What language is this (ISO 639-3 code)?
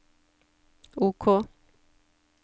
nor